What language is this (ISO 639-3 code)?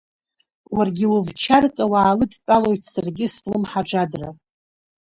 abk